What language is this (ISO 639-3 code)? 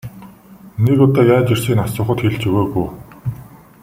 mon